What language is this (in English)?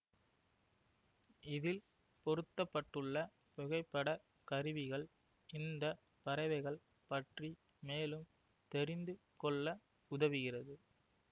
Tamil